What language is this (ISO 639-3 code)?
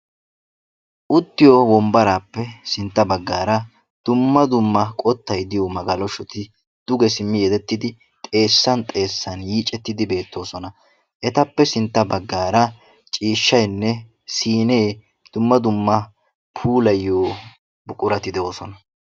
wal